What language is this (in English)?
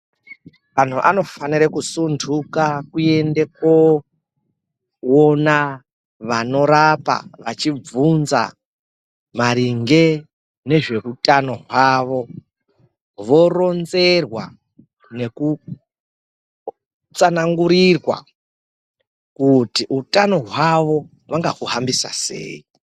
Ndau